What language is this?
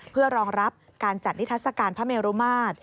Thai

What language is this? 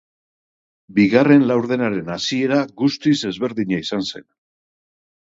Basque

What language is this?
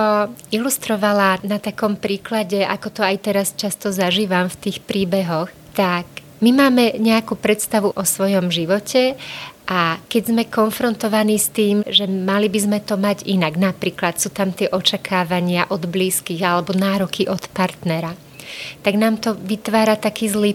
Slovak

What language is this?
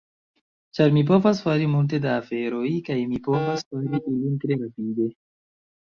Esperanto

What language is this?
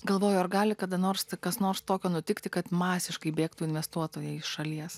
Lithuanian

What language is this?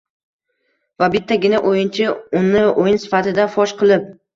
Uzbek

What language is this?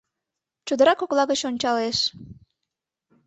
Mari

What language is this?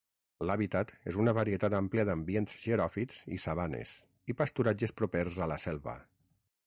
Catalan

